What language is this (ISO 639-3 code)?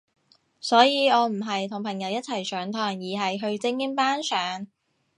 yue